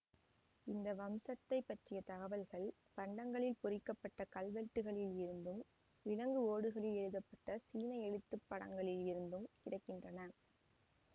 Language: Tamil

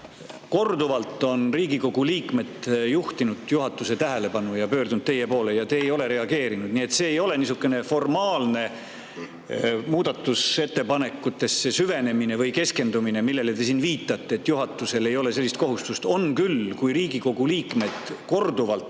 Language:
Estonian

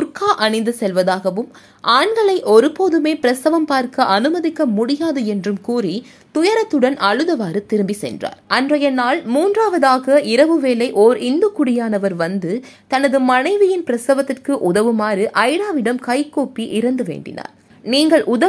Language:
Tamil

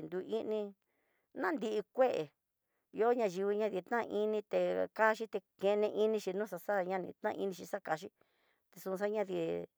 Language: Tidaá Mixtec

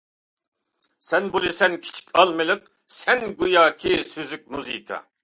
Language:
Uyghur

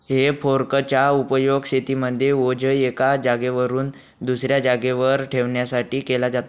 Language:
Marathi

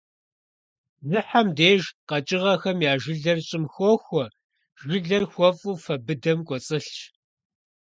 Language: Kabardian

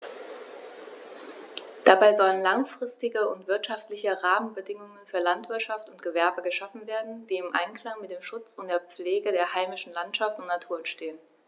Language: German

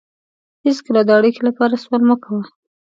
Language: Pashto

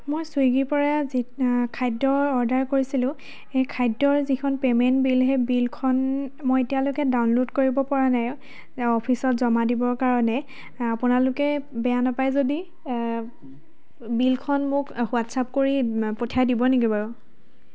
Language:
Assamese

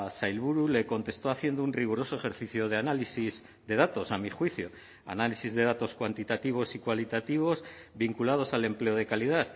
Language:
Spanish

